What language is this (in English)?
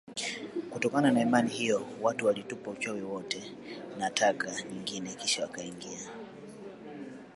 Swahili